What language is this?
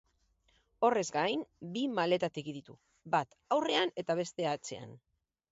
Basque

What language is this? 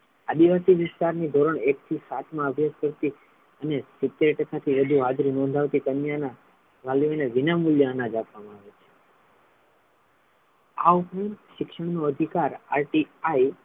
Gujarati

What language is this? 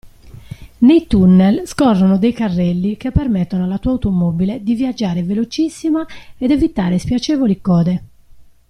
Italian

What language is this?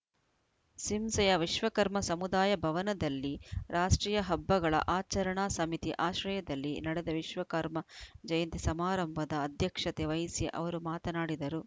Kannada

